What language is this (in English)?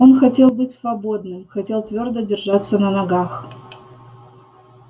Russian